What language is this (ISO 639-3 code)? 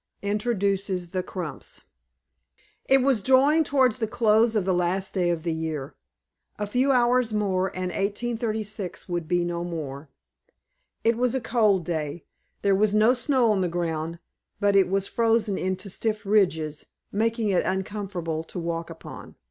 eng